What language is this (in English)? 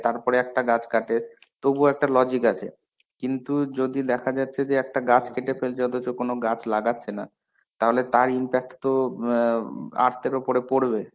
Bangla